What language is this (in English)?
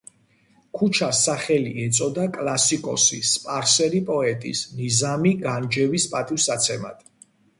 Georgian